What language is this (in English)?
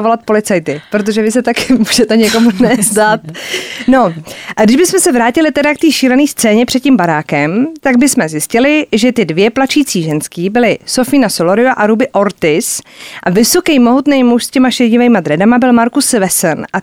Czech